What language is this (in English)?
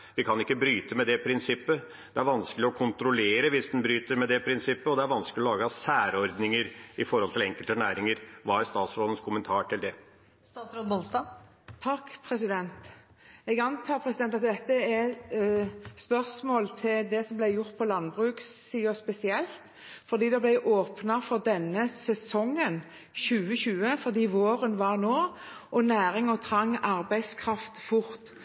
Norwegian Bokmål